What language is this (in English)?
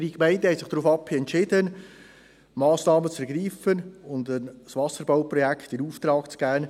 Swiss German